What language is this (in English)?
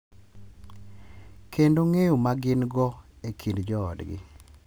Luo (Kenya and Tanzania)